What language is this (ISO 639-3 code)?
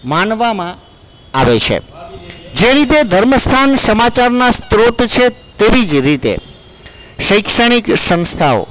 guj